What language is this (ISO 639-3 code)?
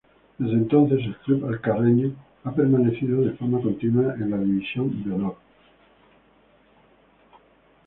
spa